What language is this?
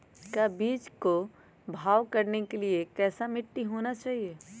Magahi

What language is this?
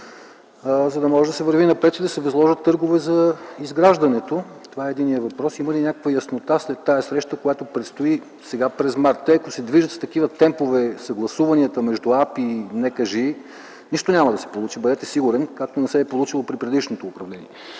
Bulgarian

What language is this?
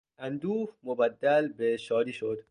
Persian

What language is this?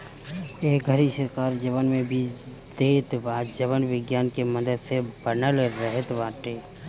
Bhojpuri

